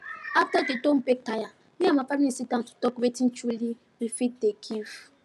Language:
Nigerian Pidgin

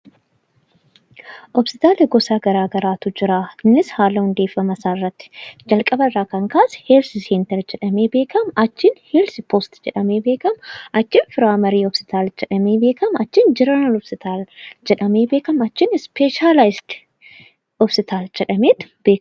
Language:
Oromo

